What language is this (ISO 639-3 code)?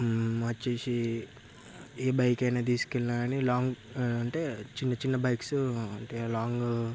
tel